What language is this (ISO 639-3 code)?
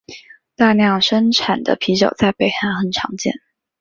zho